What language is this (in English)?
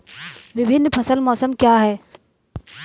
Hindi